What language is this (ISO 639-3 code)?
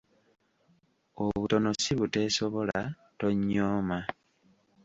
lug